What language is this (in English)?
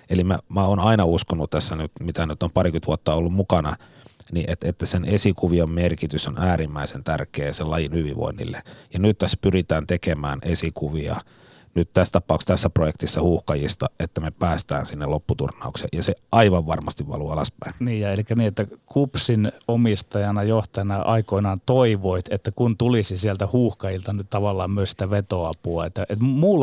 Finnish